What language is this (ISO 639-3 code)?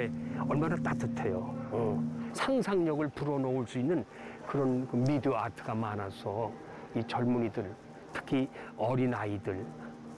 kor